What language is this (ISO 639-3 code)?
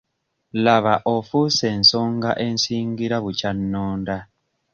lug